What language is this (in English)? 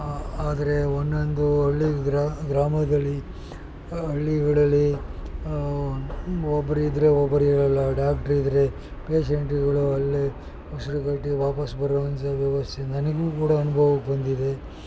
Kannada